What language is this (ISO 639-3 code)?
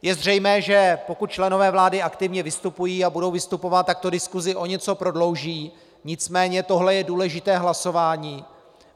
ces